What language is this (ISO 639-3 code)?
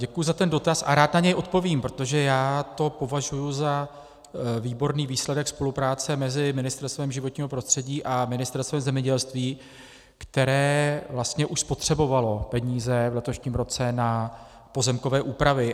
ces